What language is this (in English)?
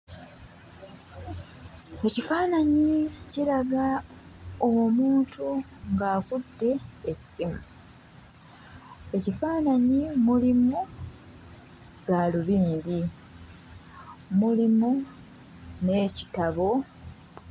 Ganda